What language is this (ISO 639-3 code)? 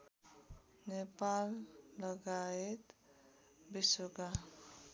nep